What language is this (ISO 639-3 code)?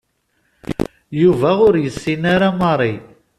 kab